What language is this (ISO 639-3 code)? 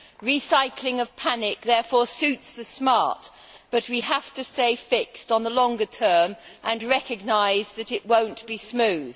eng